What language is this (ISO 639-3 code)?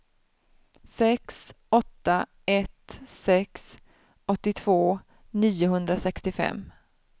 swe